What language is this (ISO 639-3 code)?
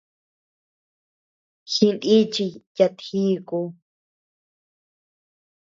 cux